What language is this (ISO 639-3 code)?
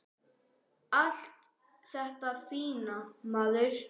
isl